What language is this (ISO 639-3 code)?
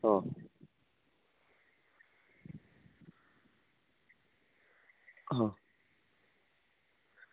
guj